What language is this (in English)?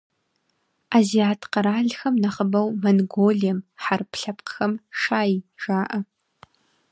Kabardian